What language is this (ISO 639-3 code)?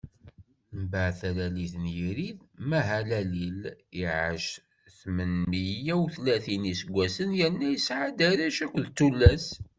kab